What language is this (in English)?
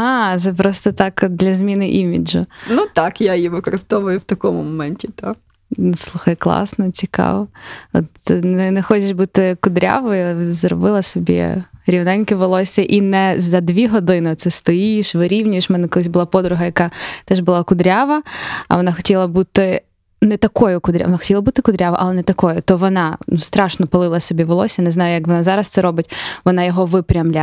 Ukrainian